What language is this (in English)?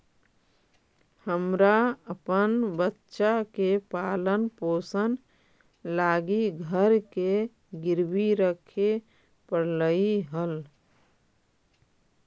Magahi